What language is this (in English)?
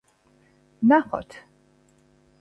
Georgian